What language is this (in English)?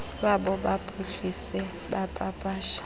Xhosa